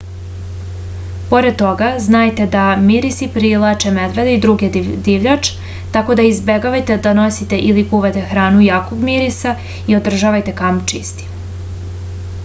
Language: Serbian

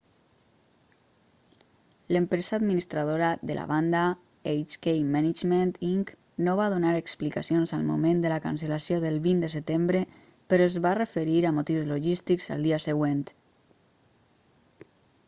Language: Catalan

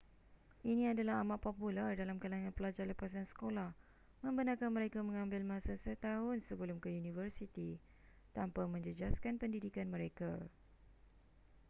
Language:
Malay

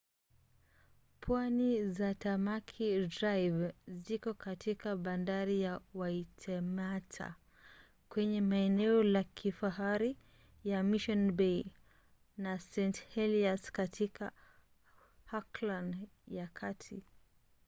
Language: Swahili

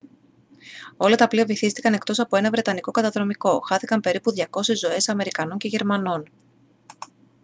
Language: Greek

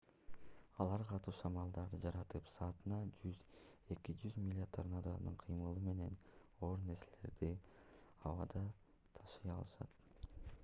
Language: Kyrgyz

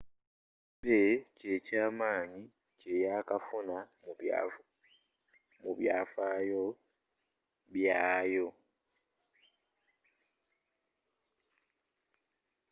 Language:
Ganda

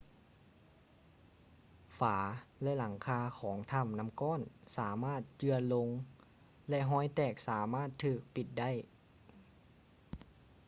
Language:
Lao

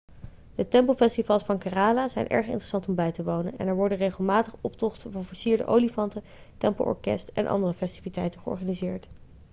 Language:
Dutch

